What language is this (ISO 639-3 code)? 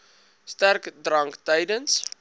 afr